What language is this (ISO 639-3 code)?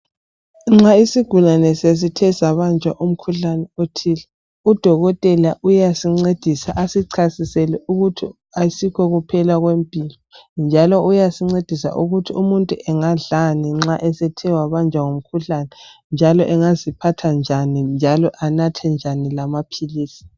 nde